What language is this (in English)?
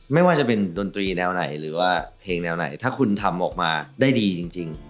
Thai